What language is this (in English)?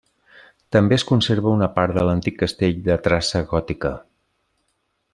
Catalan